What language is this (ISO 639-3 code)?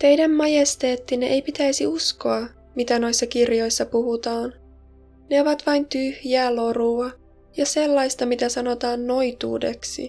fin